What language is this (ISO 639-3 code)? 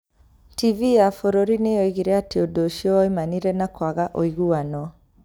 kik